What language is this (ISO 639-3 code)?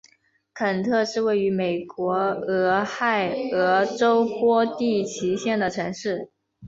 zho